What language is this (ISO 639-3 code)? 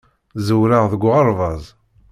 kab